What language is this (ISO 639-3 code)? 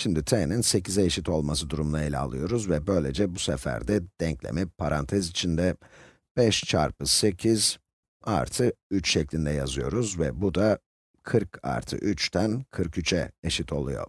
tur